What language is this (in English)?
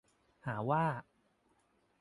Thai